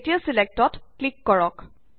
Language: Assamese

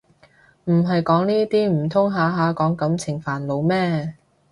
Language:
Cantonese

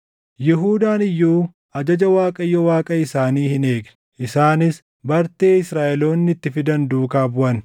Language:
Oromo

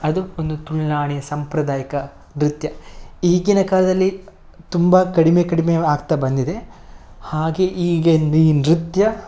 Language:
Kannada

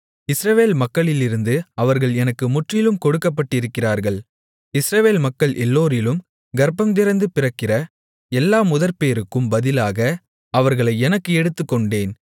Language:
Tamil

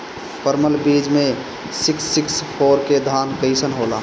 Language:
Bhojpuri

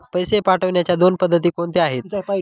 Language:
Marathi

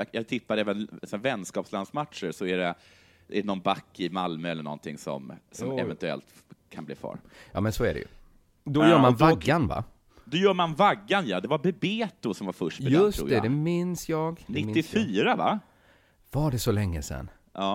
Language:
Swedish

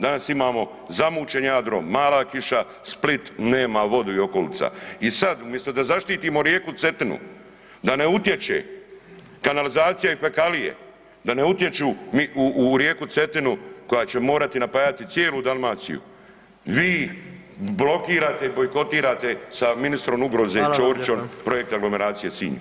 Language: Croatian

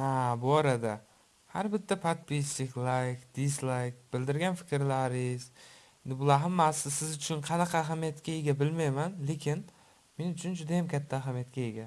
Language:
Turkish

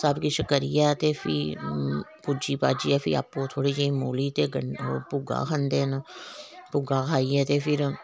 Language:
Dogri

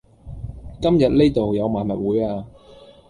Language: Cantonese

